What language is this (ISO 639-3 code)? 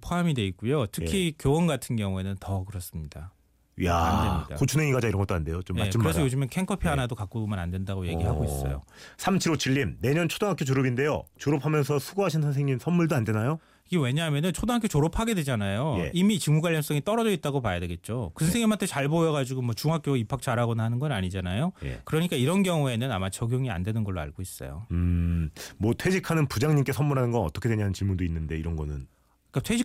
kor